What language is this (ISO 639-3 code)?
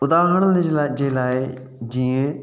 snd